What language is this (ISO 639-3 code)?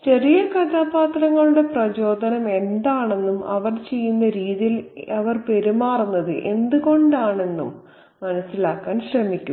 mal